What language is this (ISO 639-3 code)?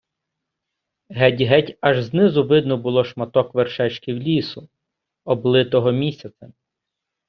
ukr